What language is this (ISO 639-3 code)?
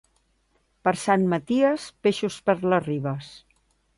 cat